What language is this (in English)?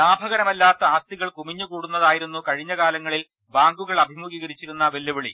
Malayalam